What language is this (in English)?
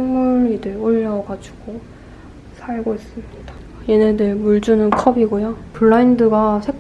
Korean